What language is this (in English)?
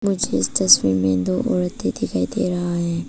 Hindi